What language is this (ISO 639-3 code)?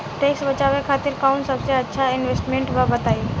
bho